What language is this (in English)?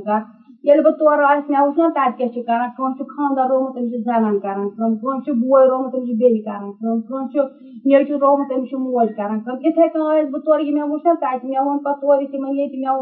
Urdu